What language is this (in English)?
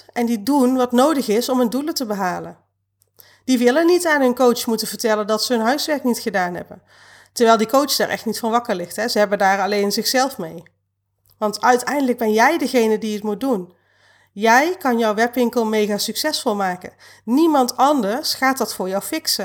Dutch